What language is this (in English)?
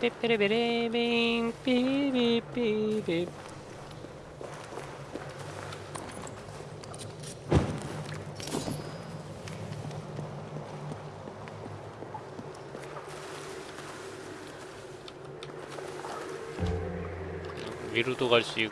Korean